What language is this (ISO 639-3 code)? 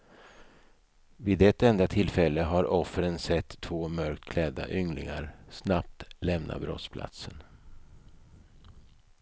swe